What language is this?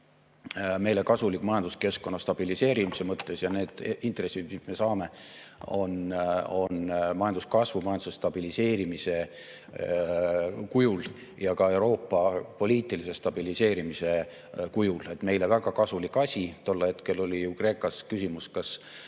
Estonian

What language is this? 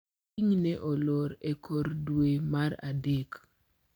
Luo (Kenya and Tanzania)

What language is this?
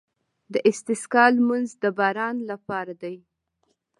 Pashto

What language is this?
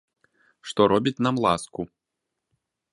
Belarusian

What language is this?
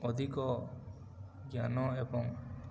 Odia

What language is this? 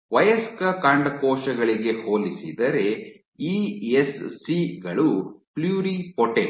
Kannada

